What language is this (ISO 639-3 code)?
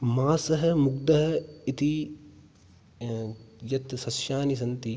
san